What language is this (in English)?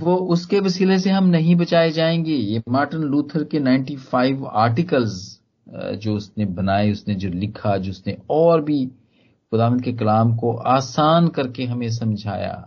Hindi